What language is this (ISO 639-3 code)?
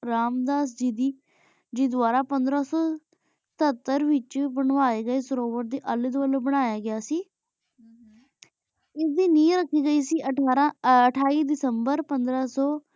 pan